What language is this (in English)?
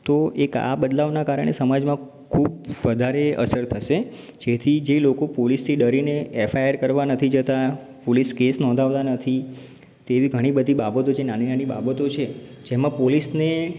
Gujarati